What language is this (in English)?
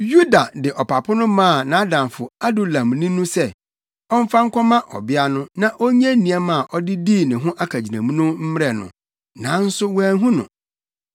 Akan